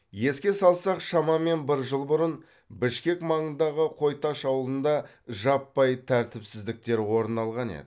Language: Kazakh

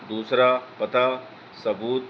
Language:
Urdu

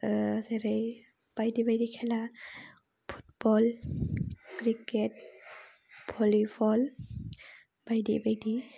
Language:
Bodo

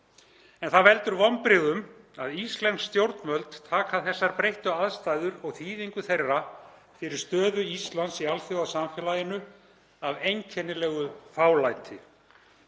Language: Icelandic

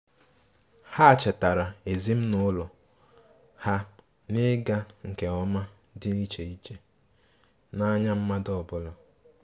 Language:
Igbo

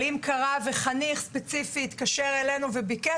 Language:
Hebrew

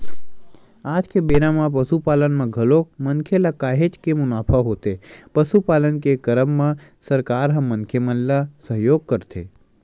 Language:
Chhattisgarhi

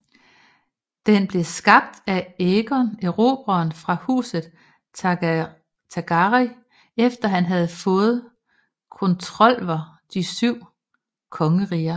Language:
Danish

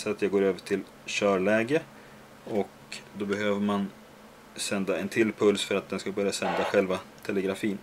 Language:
Swedish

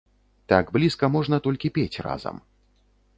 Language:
Belarusian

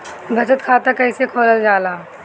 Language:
Bhojpuri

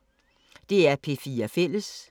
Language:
Danish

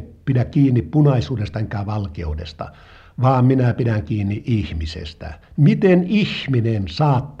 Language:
Finnish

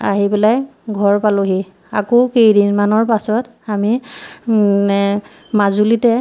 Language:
Assamese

